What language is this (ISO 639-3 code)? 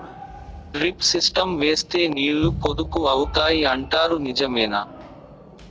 tel